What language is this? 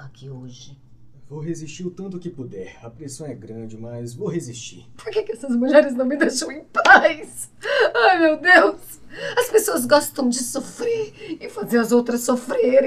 Portuguese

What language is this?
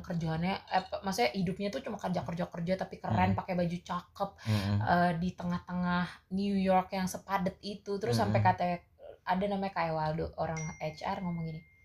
Indonesian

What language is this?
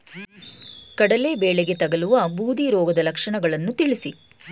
Kannada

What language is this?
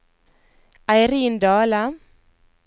Norwegian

